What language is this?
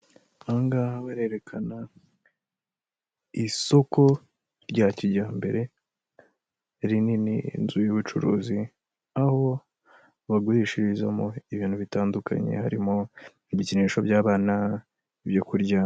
Kinyarwanda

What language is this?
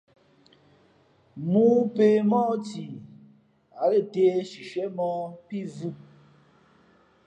Fe'fe'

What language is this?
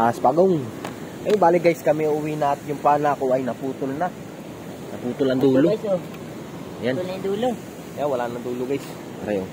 Filipino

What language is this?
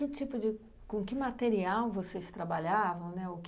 Portuguese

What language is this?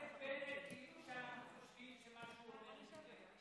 Hebrew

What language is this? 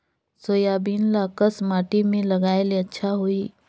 Chhattisgarhi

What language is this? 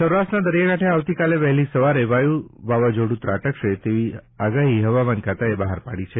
Gujarati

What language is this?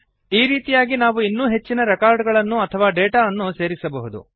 Kannada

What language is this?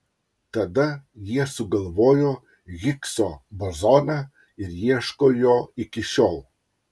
Lithuanian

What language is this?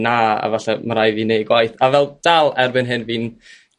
Welsh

